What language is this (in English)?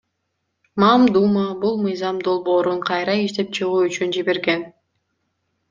Kyrgyz